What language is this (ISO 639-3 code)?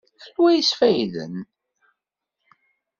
kab